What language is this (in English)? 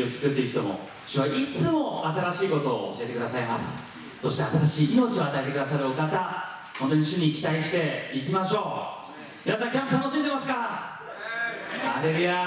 Japanese